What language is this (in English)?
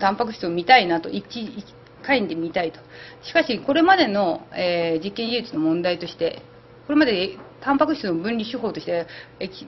Japanese